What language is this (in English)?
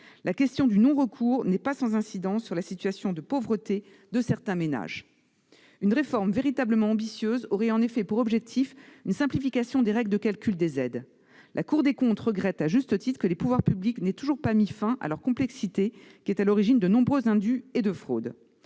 French